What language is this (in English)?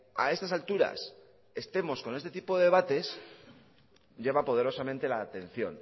Spanish